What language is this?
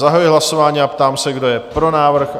Czech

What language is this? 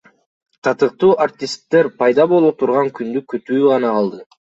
Kyrgyz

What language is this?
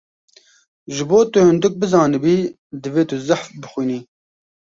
Kurdish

